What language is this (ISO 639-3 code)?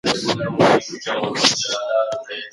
pus